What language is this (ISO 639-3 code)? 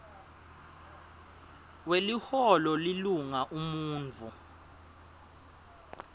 ssw